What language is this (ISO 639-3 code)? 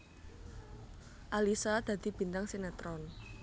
jav